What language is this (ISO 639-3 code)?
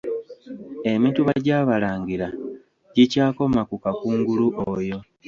lug